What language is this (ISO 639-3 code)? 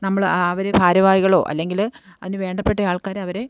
mal